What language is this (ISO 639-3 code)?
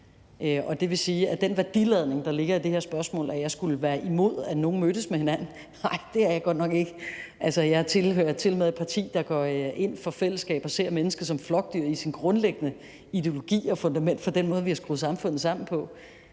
dan